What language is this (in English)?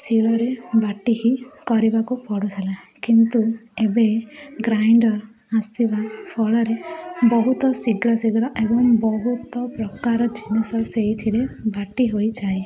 Odia